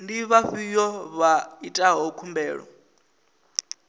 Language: Venda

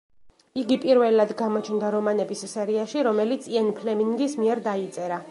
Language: Georgian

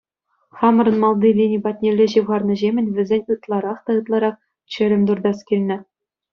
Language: Chuvash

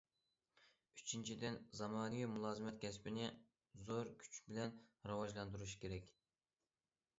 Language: Uyghur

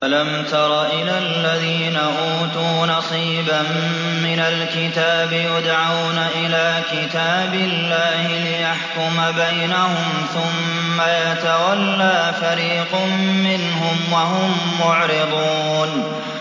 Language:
Arabic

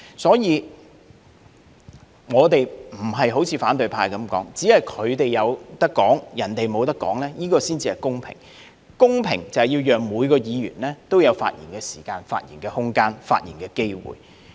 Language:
Cantonese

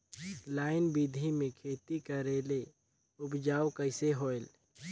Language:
Chhattisgarhi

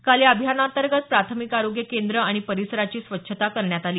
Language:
Marathi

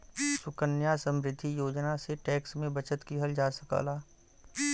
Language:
Bhojpuri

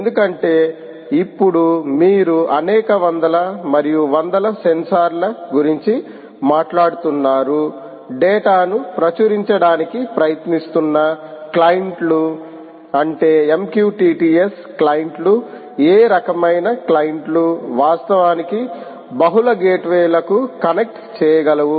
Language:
Telugu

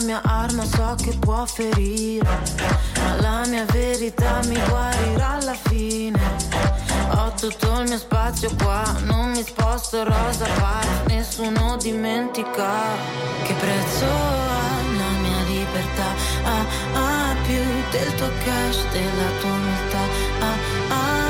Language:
Italian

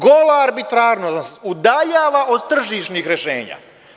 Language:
Serbian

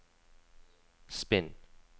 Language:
Norwegian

